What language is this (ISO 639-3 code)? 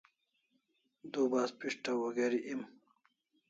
kls